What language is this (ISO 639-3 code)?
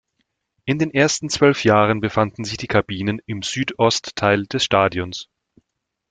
deu